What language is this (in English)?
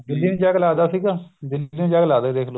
Punjabi